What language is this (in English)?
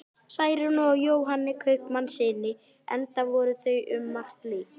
Icelandic